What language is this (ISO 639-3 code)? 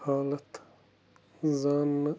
kas